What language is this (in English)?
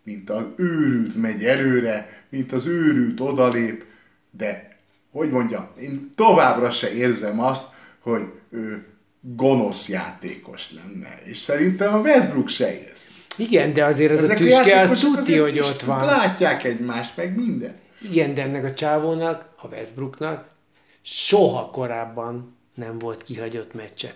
Hungarian